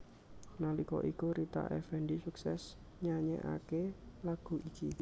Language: Javanese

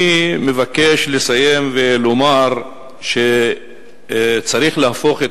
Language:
Hebrew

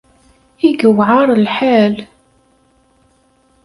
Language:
Kabyle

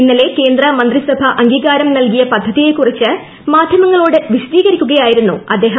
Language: Malayalam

